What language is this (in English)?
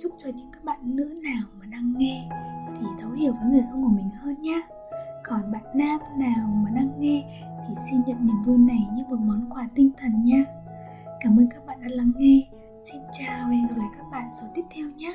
Vietnamese